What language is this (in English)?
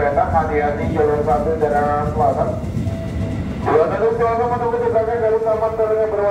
Indonesian